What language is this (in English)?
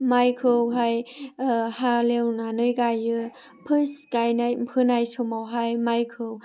Bodo